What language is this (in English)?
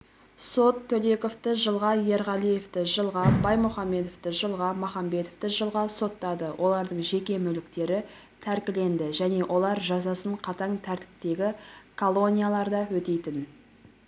Kazakh